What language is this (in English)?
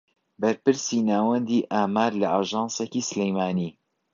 Central Kurdish